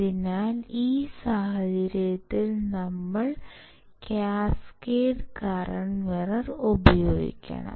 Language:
Malayalam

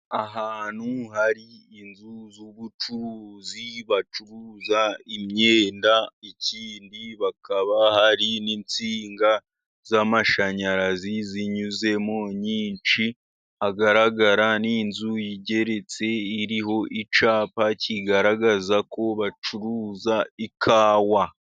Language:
Kinyarwanda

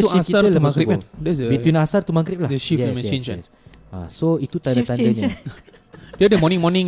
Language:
Malay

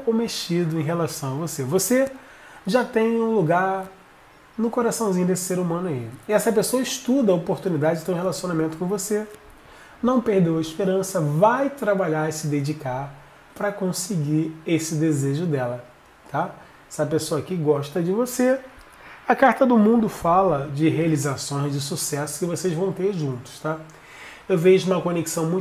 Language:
Portuguese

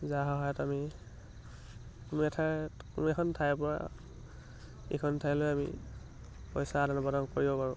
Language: Assamese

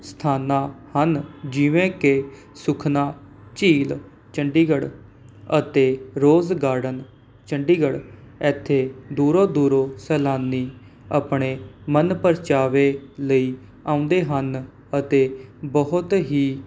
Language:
Punjabi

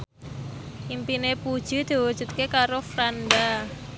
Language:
Javanese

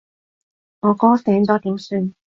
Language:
Cantonese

